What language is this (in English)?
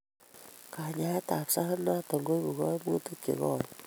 Kalenjin